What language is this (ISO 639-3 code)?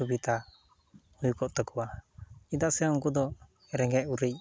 sat